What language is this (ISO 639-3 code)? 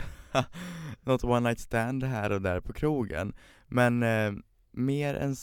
swe